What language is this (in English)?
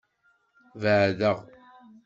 Kabyle